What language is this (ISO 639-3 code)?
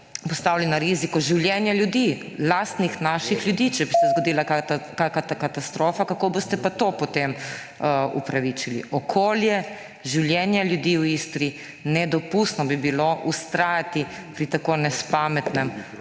slv